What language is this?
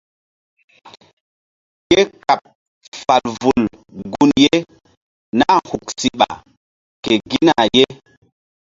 Mbum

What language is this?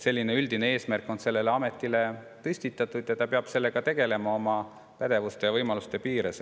Estonian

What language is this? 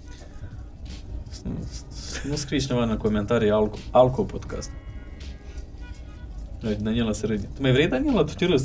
Romanian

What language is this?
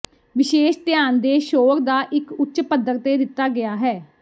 Punjabi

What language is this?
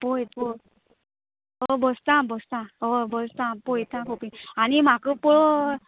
Konkani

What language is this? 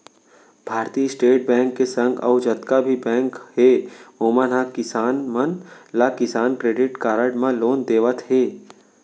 Chhattisgarhi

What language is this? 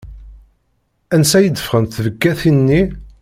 Kabyle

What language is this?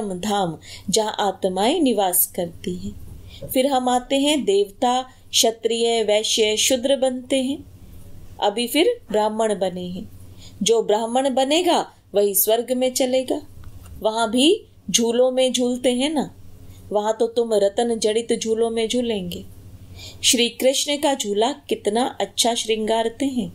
Hindi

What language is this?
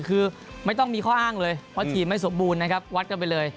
Thai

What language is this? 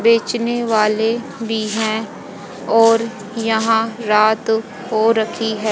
Hindi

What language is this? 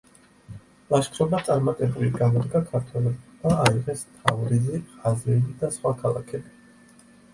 Georgian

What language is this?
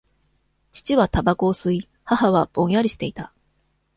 Japanese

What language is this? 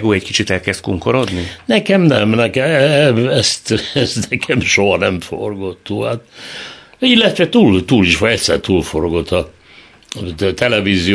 Hungarian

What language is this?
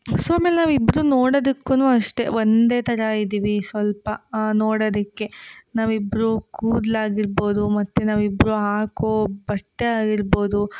Kannada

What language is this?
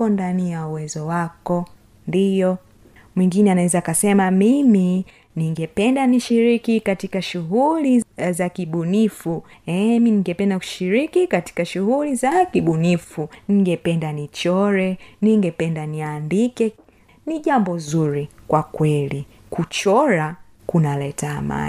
Swahili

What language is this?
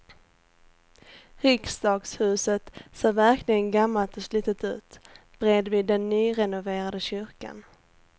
Swedish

